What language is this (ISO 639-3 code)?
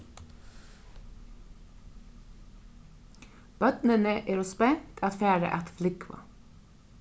fao